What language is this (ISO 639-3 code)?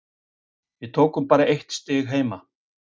isl